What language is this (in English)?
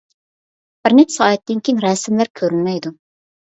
Uyghur